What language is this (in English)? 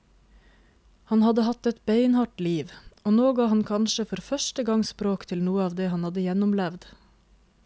Norwegian